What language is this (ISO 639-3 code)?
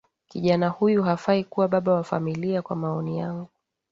swa